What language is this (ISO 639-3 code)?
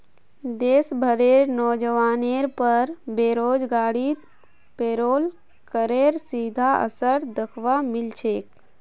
mag